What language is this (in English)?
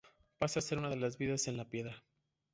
Spanish